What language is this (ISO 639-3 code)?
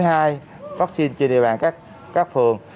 vie